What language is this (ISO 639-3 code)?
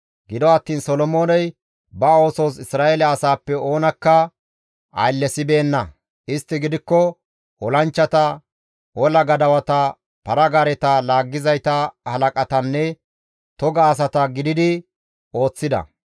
gmv